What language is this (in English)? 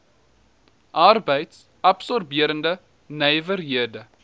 Afrikaans